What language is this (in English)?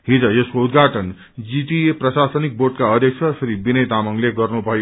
Nepali